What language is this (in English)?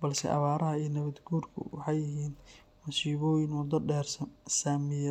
Somali